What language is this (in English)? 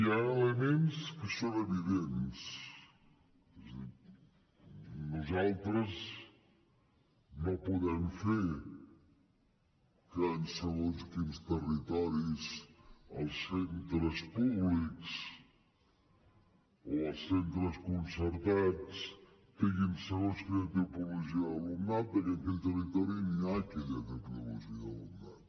Catalan